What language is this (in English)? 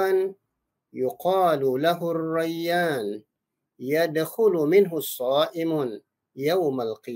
Malay